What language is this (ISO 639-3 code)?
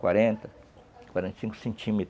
por